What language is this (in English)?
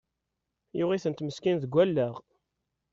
Kabyle